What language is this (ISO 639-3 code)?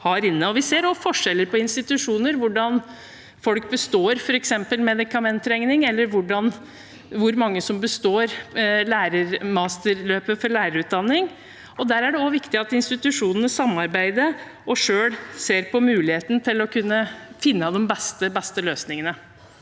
nor